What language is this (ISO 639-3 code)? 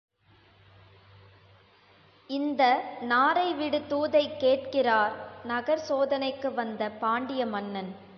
tam